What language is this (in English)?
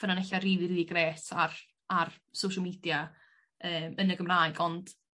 Welsh